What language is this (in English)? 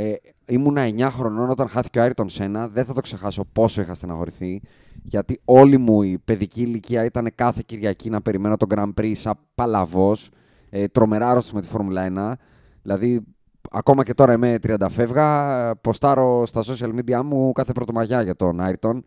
Greek